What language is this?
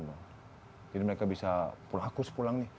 Indonesian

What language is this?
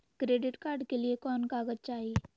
Magahi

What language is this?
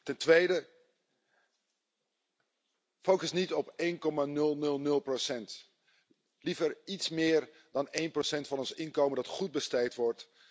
Dutch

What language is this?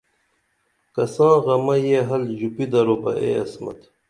Dameli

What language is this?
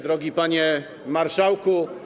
Polish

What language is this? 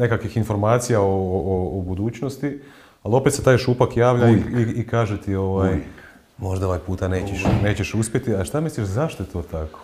Croatian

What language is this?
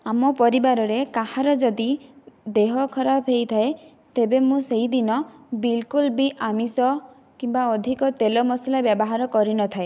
Odia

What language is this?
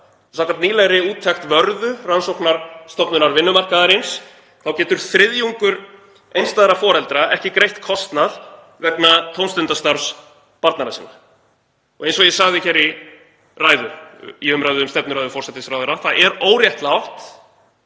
Icelandic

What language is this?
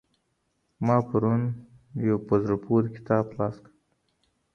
Pashto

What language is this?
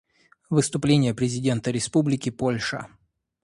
Russian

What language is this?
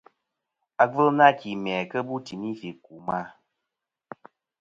Kom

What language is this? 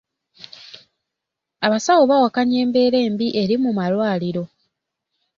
Ganda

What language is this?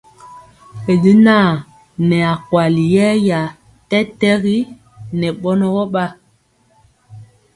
Mpiemo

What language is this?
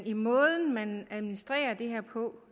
Danish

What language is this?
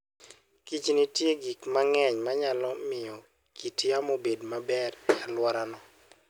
Luo (Kenya and Tanzania)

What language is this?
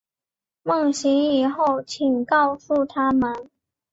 Chinese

